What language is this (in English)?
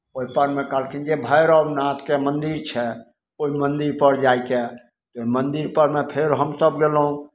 Maithili